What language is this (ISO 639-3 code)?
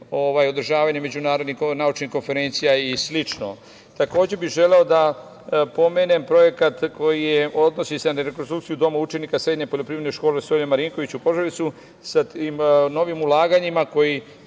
srp